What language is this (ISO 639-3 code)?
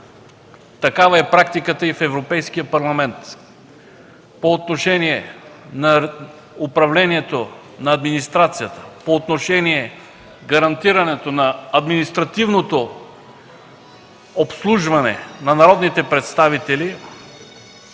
bul